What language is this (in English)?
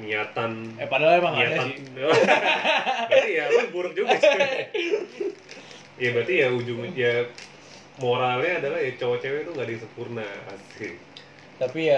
Indonesian